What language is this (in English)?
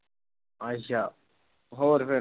Punjabi